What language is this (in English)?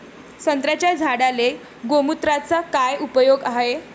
Marathi